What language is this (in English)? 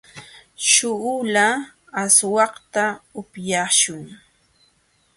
Jauja Wanca Quechua